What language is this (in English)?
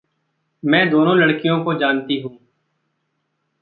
Hindi